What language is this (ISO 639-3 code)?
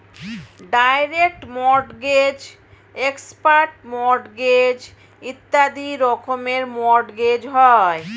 ben